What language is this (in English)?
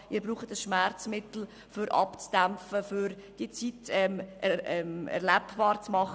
Swiss German